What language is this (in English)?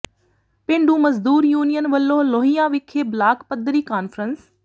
Punjabi